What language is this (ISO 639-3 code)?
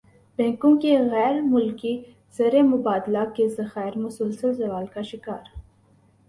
urd